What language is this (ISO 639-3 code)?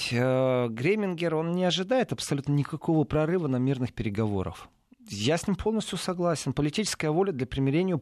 rus